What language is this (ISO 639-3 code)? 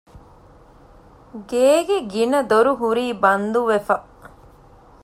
div